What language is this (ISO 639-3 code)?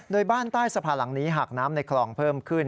tha